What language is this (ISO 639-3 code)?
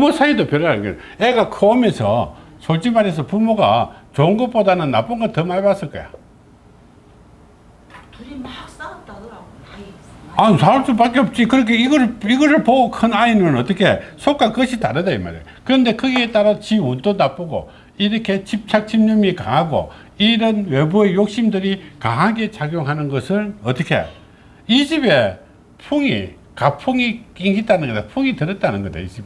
kor